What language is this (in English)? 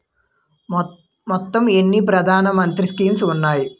Telugu